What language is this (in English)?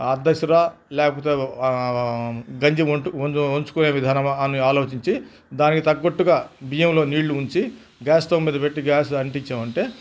Telugu